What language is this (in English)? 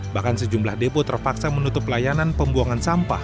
Indonesian